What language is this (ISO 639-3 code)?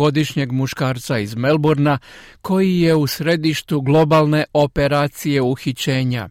hrv